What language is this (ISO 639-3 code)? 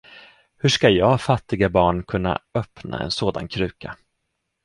swe